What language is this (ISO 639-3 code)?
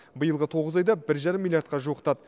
kaz